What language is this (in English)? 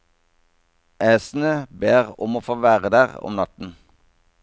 Norwegian